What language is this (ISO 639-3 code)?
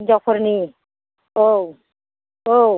brx